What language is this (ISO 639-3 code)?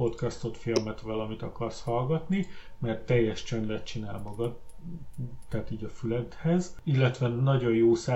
hun